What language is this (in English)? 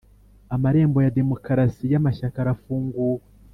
Kinyarwanda